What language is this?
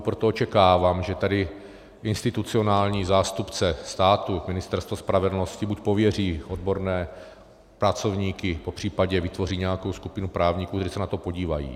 Czech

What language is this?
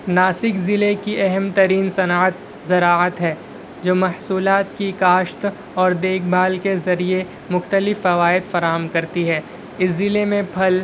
Urdu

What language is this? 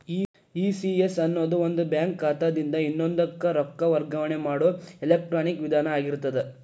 Kannada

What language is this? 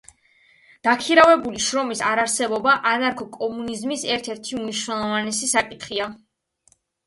Georgian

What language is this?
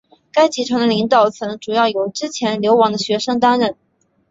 Chinese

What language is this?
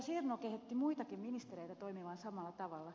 Finnish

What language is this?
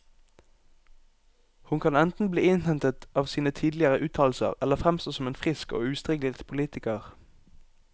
Norwegian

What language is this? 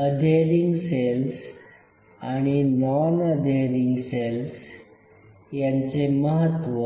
Marathi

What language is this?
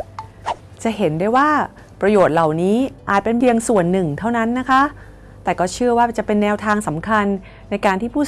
Thai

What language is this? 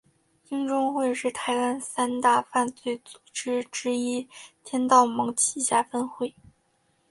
Chinese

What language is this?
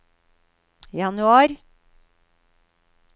Norwegian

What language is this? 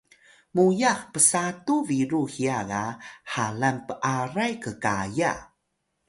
Atayal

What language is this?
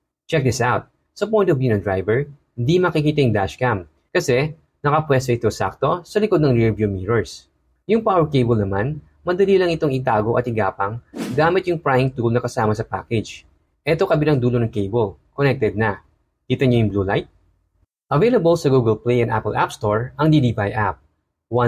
Filipino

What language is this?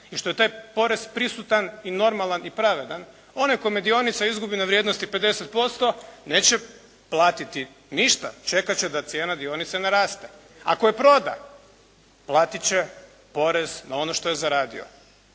Croatian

